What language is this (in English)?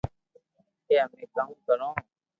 Loarki